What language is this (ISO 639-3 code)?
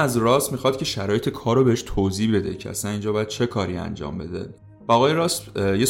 fas